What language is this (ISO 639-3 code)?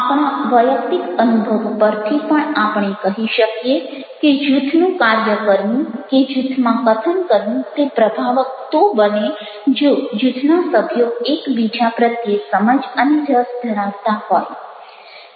guj